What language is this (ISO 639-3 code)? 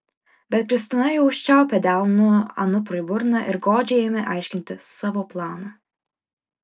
lit